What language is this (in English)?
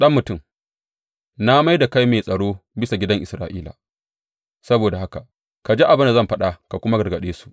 Hausa